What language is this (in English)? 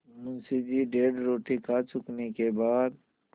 Hindi